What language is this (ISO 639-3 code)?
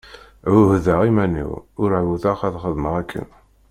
kab